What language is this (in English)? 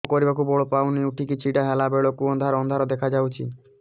Odia